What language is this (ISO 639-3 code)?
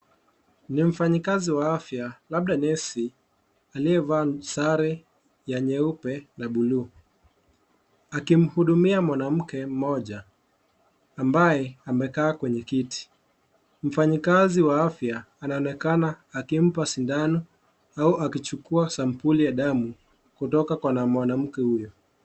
swa